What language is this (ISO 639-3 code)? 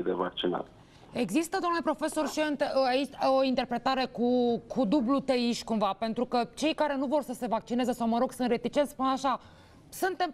ron